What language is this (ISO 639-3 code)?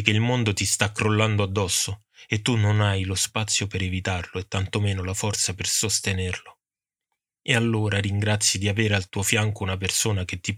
ita